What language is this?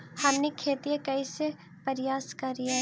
Magahi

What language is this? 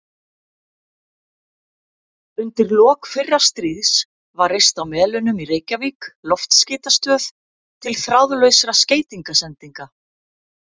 Icelandic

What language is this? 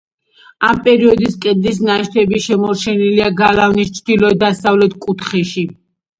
Georgian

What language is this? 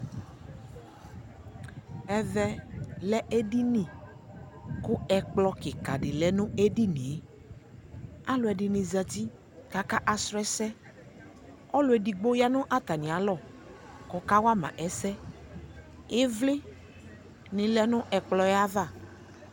Ikposo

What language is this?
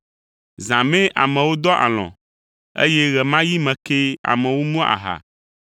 Ewe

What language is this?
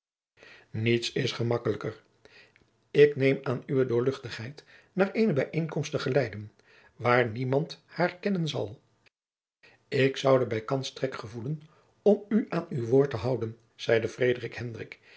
Dutch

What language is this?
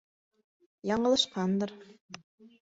Bashkir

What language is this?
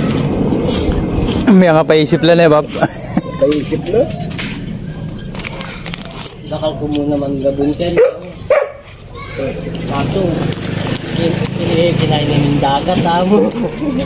Filipino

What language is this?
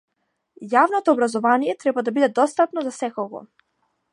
Macedonian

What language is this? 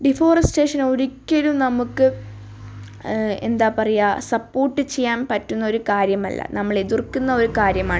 Malayalam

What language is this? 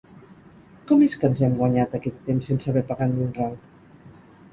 Catalan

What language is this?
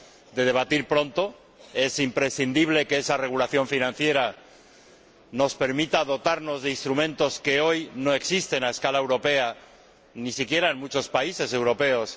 Spanish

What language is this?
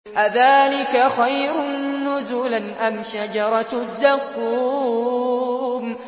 Arabic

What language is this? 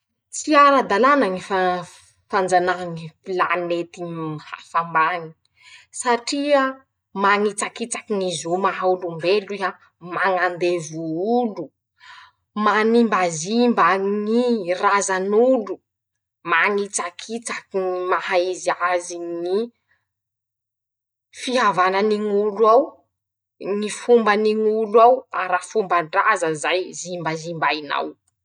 Masikoro Malagasy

